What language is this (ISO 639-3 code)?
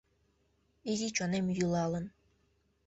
chm